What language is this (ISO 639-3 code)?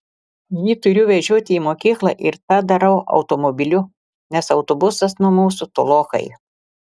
lit